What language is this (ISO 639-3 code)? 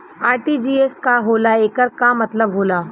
bho